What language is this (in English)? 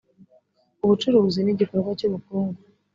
Kinyarwanda